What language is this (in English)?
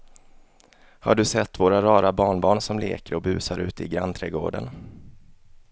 Swedish